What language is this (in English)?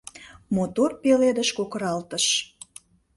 Mari